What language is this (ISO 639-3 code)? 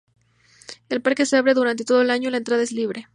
spa